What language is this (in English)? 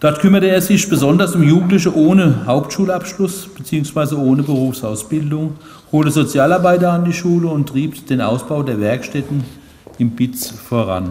German